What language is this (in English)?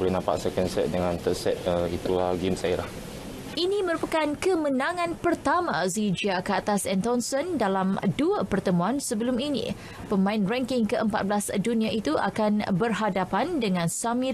Malay